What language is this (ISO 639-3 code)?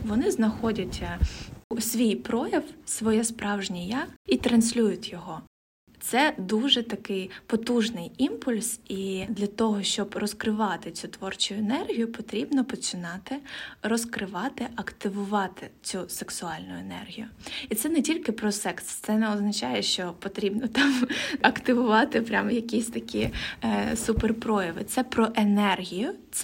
ukr